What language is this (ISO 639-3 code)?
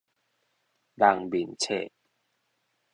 nan